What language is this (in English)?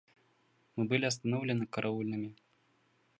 Russian